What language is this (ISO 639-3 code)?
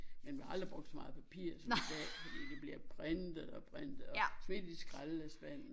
dan